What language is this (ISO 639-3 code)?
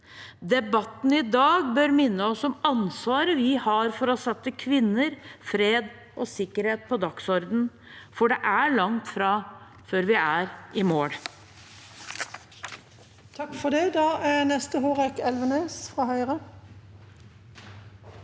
nor